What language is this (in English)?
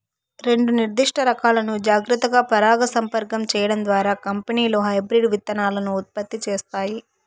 Telugu